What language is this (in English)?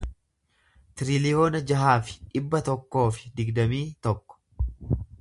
Oromo